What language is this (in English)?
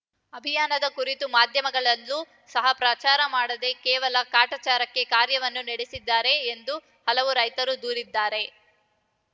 Kannada